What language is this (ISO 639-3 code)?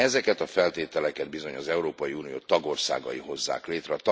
hun